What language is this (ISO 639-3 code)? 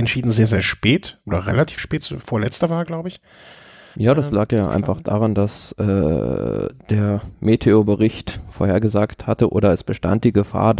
deu